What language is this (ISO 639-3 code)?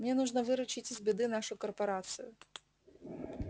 rus